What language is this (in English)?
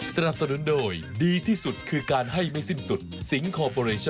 Thai